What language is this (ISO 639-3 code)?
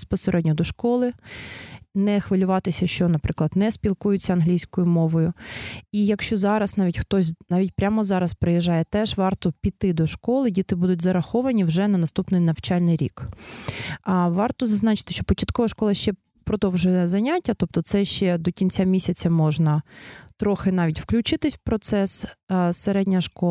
ukr